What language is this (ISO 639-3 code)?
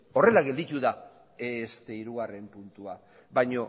eus